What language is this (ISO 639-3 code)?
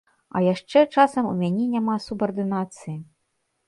bel